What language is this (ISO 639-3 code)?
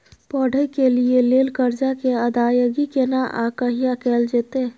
mai